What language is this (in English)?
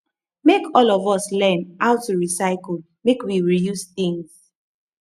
Nigerian Pidgin